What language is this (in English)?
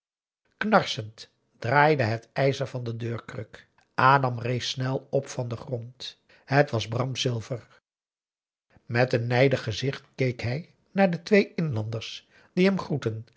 Dutch